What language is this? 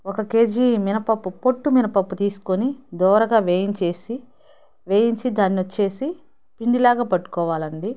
Telugu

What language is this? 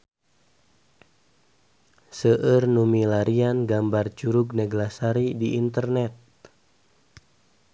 Sundanese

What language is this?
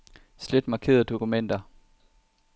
Danish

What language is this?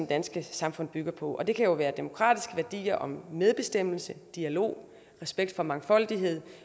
Danish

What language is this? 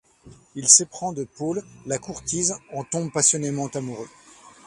French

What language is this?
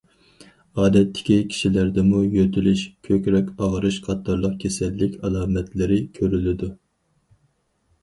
Uyghur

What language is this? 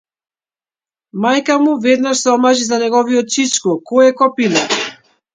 Macedonian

